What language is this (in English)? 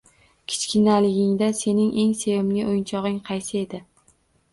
Uzbek